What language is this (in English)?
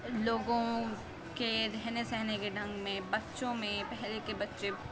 Urdu